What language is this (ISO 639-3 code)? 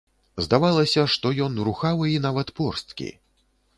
bel